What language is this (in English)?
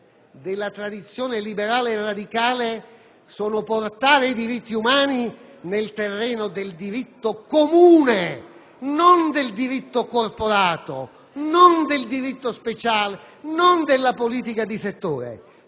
Italian